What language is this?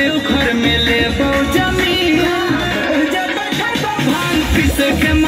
Thai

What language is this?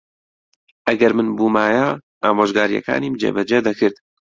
Central Kurdish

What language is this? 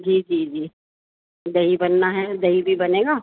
Urdu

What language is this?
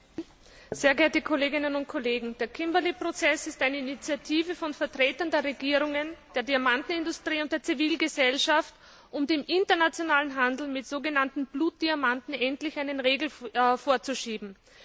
German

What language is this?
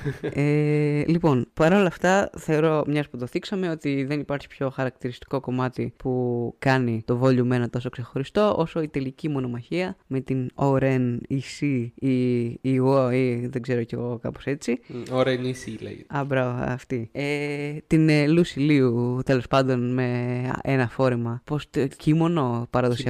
Greek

